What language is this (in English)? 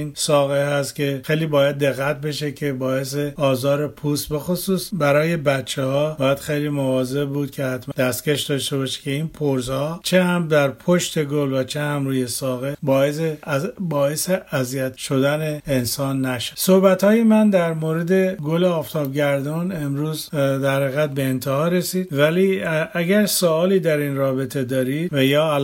Persian